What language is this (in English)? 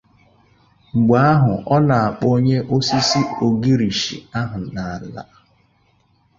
Igbo